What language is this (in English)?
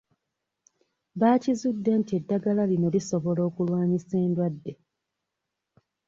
Ganda